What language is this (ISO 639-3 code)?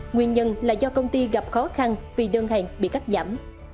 vie